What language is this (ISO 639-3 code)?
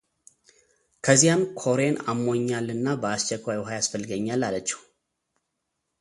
amh